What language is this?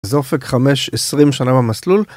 Hebrew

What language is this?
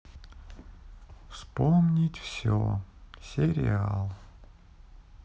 Russian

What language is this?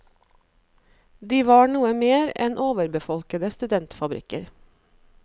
Norwegian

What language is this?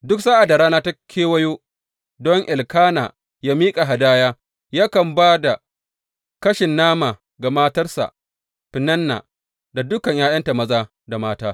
Hausa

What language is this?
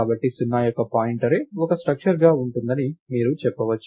Telugu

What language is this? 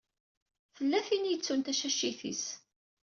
Kabyle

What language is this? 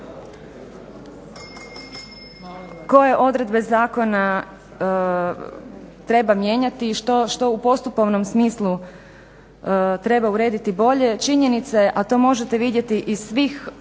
Croatian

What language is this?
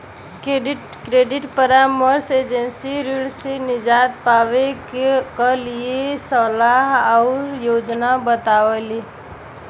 Bhojpuri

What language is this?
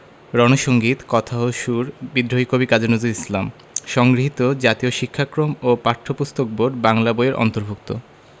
Bangla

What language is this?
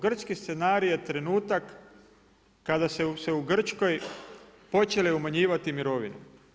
Croatian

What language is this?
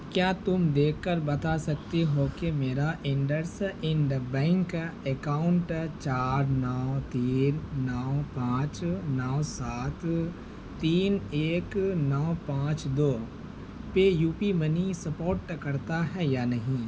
Urdu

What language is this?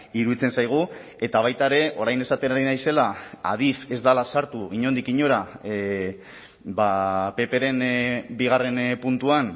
Basque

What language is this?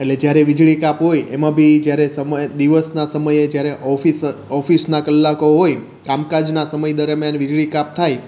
Gujarati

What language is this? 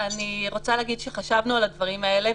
Hebrew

